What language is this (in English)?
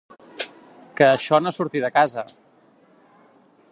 Catalan